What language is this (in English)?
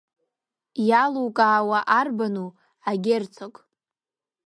Abkhazian